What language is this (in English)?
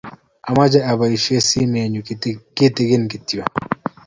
Kalenjin